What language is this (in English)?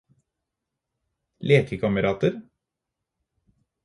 Norwegian Bokmål